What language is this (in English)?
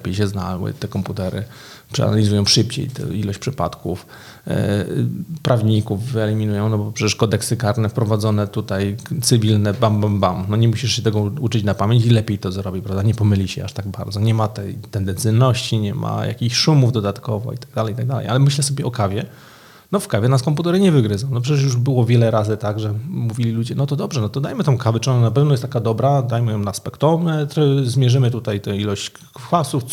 Polish